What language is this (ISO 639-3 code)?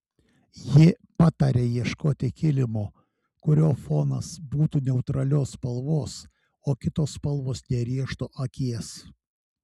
lit